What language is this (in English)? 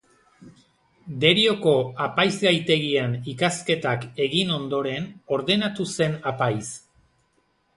Basque